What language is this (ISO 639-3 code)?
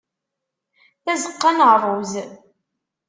kab